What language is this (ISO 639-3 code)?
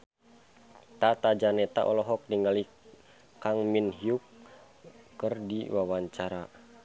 sun